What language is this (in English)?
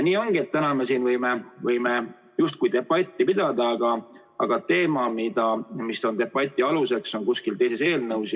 Estonian